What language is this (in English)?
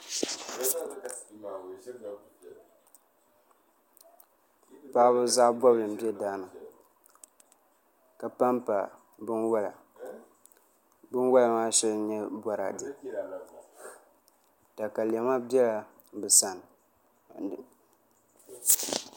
Dagbani